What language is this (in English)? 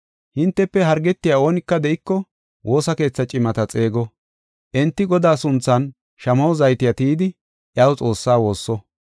Gofa